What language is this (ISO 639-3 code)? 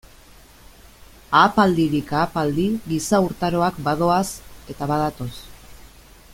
eus